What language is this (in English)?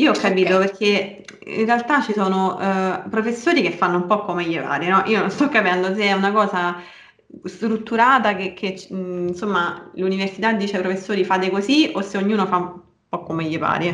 Italian